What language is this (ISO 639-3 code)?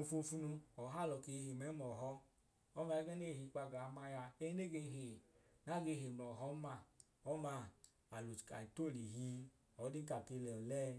idu